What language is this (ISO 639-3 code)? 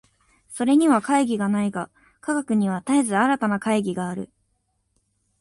jpn